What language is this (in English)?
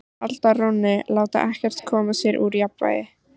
Icelandic